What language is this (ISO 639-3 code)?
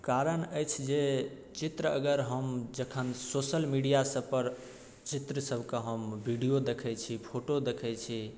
mai